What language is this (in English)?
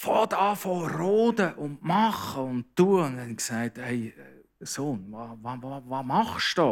German